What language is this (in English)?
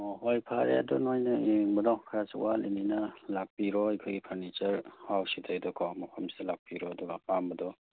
Manipuri